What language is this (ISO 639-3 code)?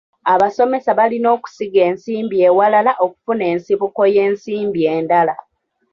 lug